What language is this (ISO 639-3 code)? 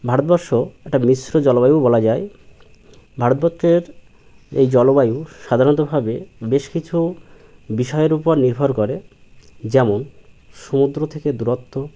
ben